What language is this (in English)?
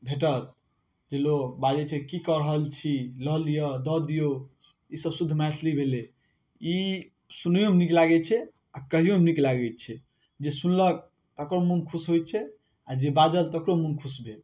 Maithili